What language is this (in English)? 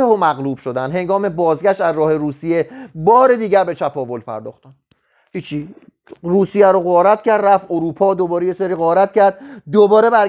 Persian